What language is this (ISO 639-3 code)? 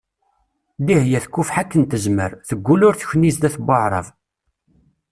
kab